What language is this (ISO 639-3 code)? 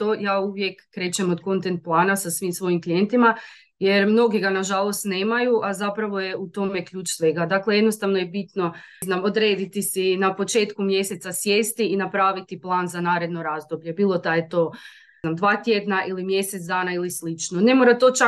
hrv